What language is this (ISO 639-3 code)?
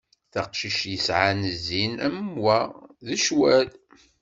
kab